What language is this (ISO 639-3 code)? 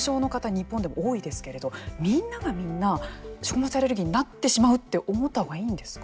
jpn